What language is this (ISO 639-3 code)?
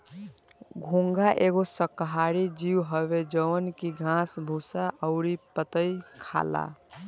bho